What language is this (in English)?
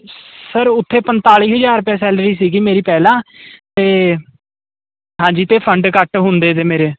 Punjabi